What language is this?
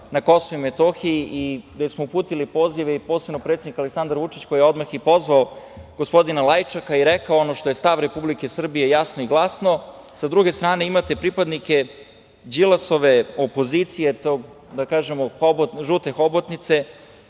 Serbian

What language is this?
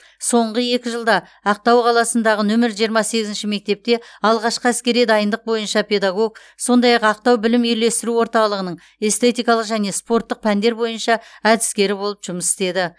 Kazakh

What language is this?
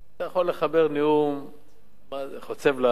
Hebrew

